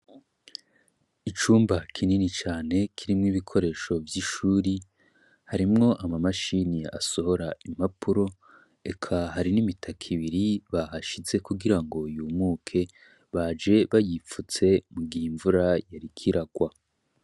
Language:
Rundi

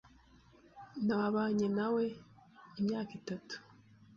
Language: Kinyarwanda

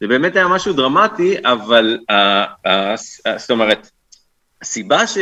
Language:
Hebrew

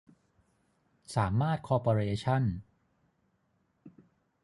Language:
Thai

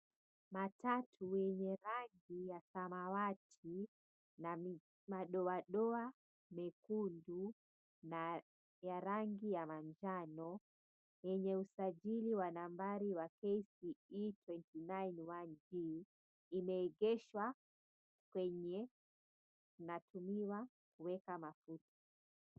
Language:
Swahili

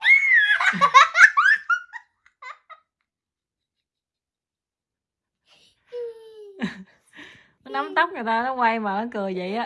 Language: Vietnamese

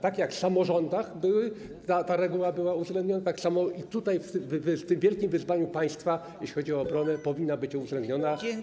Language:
Polish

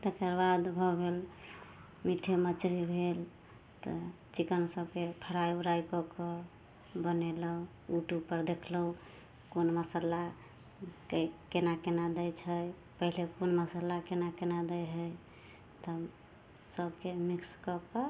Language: Maithili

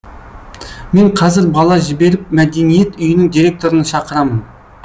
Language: Kazakh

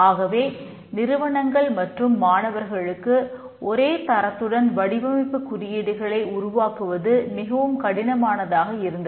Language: Tamil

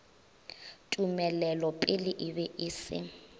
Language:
Northern Sotho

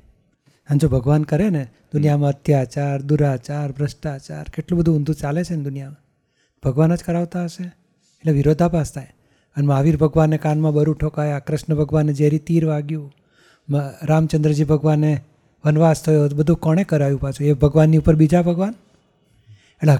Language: Gujarati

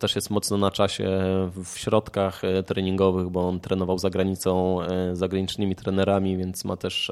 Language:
Polish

